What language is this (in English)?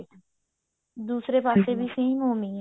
Punjabi